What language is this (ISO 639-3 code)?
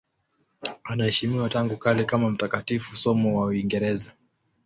swa